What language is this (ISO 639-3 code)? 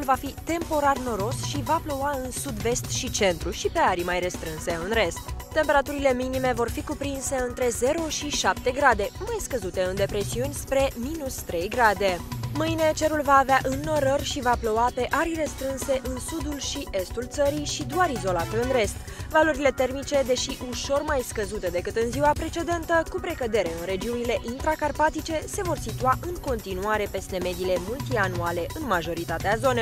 ron